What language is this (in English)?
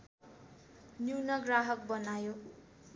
Nepali